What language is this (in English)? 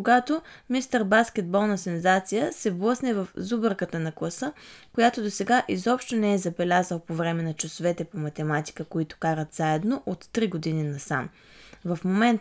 Bulgarian